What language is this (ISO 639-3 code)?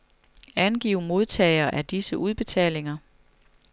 dan